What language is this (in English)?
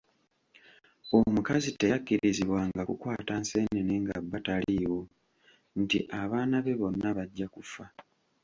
Ganda